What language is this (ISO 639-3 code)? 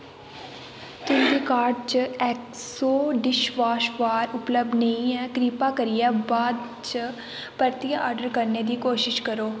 doi